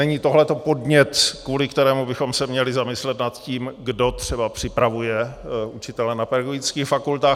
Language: Czech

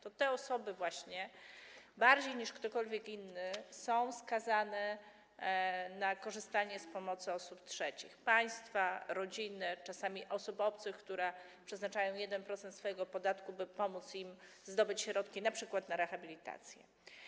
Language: Polish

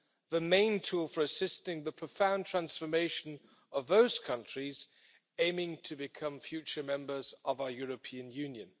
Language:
English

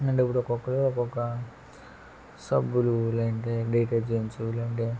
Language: Telugu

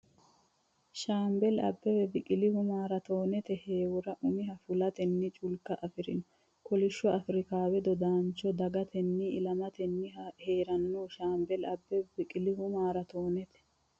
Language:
Sidamo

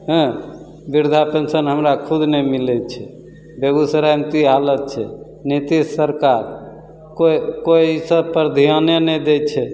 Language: Maithili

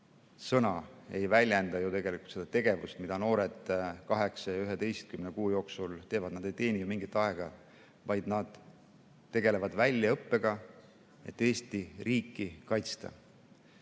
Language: Estonian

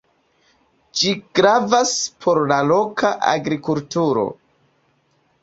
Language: Esperanto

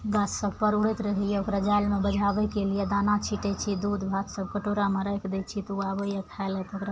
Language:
Maithili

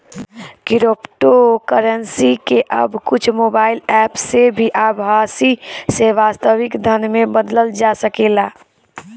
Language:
Bhojpuri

